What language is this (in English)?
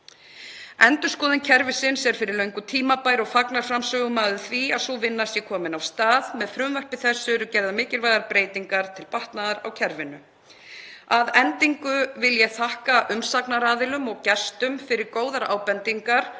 Icelandic